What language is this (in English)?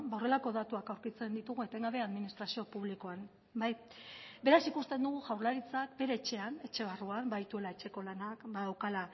Basque